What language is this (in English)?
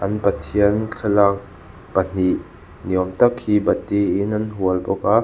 Mizo